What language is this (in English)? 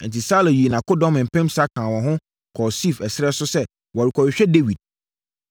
Akan